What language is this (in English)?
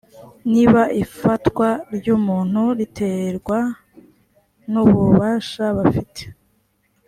Kinyarwanda